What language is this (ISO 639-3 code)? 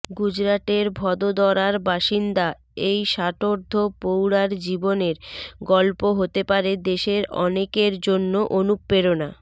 ben